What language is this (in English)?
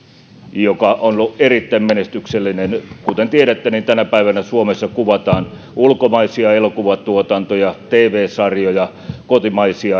Finnish